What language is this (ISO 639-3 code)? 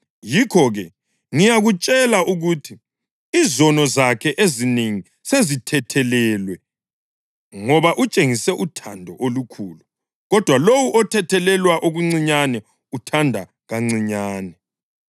nde